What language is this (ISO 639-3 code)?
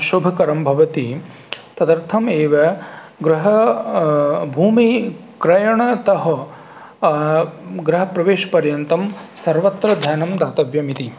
san